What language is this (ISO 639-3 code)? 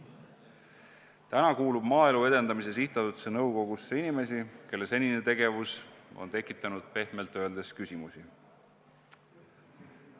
est